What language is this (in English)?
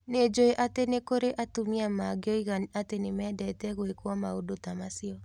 Kikuyu